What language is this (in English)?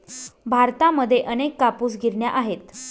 Marathi